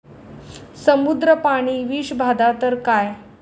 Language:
Marathi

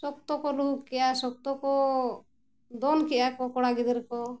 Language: Santali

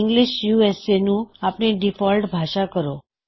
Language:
Punjabi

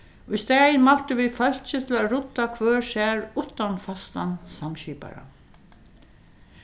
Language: Faroese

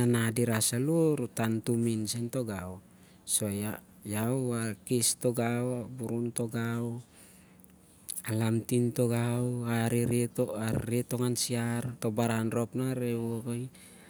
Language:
Siar-Lak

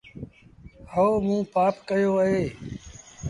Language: Sindhi Bhil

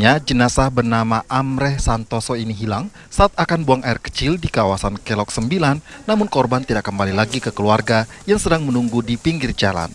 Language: Indonesian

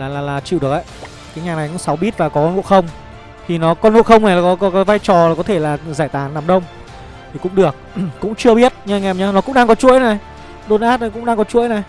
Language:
Vietnamese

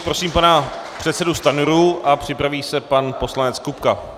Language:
Czech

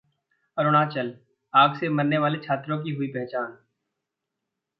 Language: Hindi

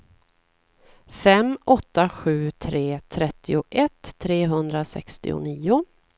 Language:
Swedish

